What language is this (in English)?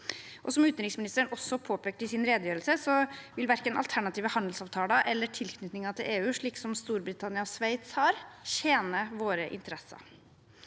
Norwegian